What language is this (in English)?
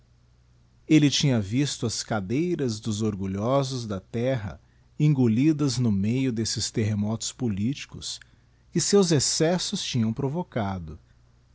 Portuguese